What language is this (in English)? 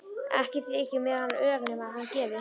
Icelandic